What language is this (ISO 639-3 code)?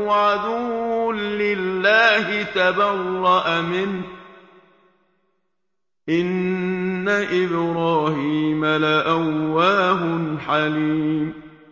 ara